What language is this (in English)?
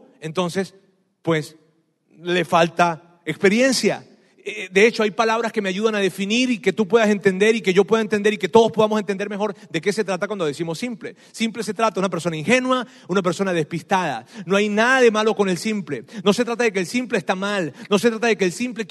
Spanish